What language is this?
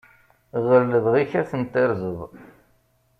Kabyle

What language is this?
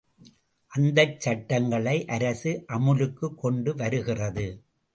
Tamil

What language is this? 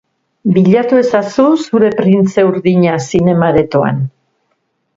Basque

